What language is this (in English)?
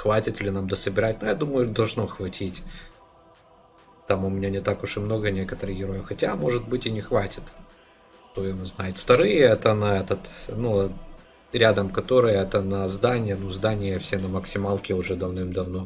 Russian